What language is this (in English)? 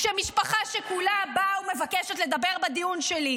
Hebrew